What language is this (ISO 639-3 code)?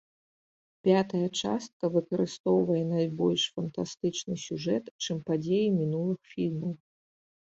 bel